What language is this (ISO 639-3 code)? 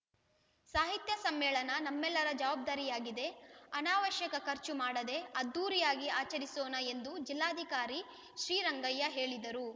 kan